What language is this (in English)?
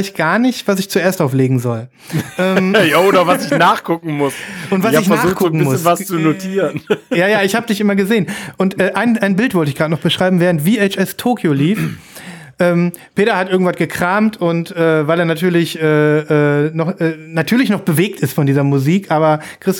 German